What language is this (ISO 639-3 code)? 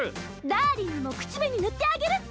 jpn